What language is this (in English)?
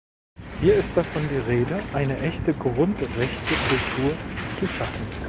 German